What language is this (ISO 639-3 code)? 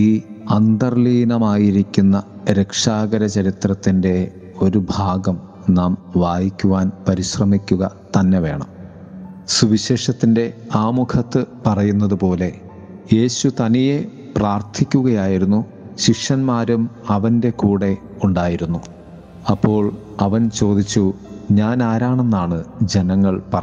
mal